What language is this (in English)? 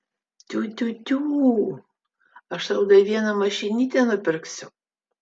Lithuanian